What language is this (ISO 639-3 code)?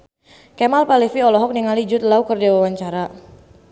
sun